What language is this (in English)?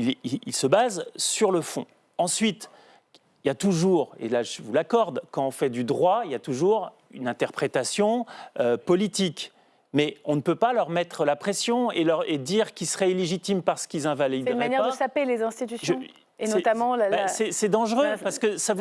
French